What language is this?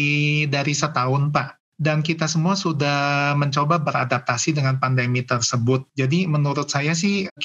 Indonesian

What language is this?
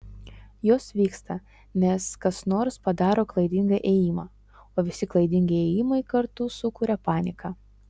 Lithuanian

